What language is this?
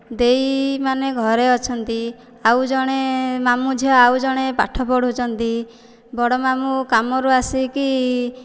Odia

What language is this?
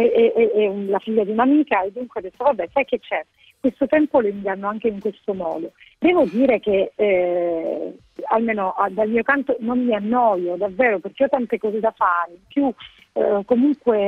Italian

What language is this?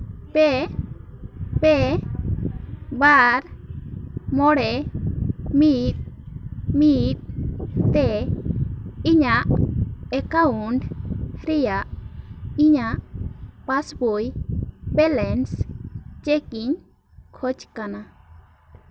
Santali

